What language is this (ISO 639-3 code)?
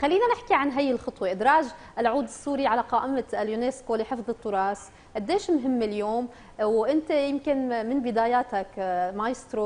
ara